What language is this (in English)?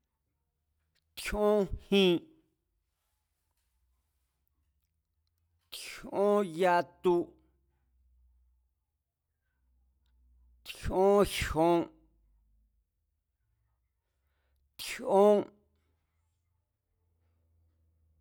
Mazatlán Mazatec